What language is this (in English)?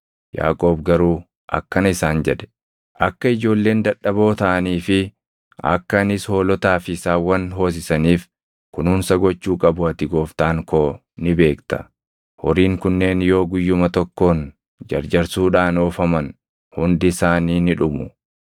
Oromo